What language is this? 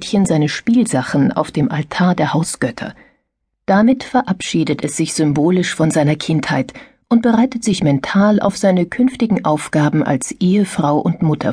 German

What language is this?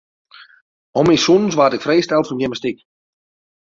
Western Frisian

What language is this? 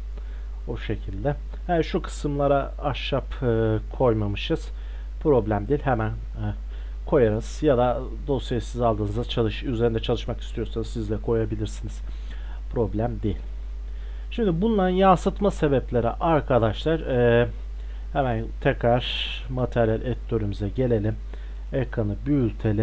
Turkish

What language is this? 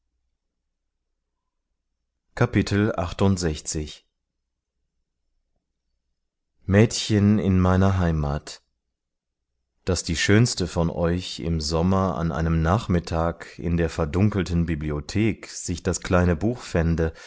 German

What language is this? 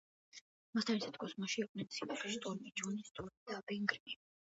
Georgian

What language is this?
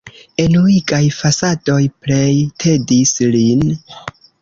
Esperanto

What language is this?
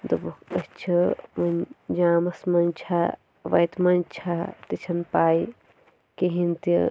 Kashmiri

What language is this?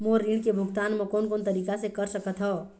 Chhattisgarhi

